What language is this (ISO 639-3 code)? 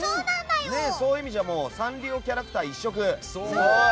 jpn